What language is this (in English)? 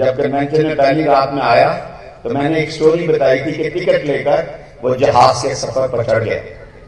Hindi